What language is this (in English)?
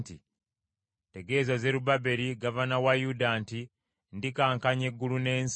Ganda